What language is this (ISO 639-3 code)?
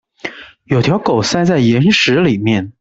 zho